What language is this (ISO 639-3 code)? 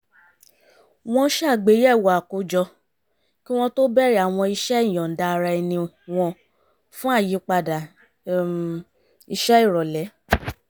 yor